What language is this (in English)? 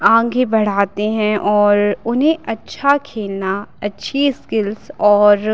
Hindi